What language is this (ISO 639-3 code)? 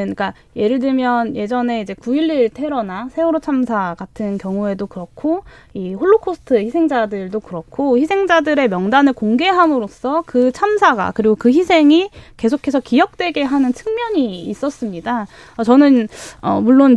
kor